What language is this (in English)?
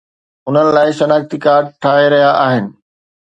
Sindhi